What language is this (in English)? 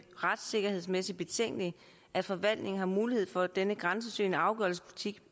Danish